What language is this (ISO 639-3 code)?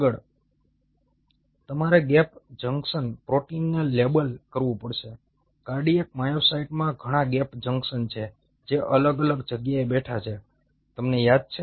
guj